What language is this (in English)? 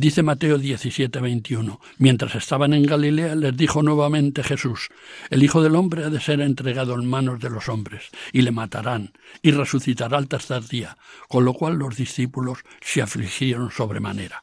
Spanish